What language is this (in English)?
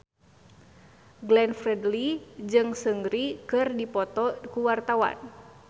Sundanese